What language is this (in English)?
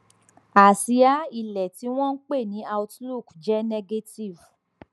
Yoruba